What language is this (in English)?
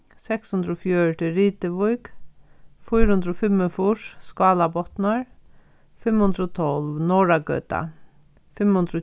Faroese